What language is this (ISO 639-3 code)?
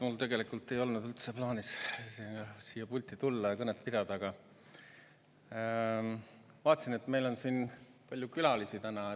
est